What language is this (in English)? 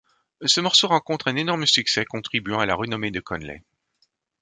French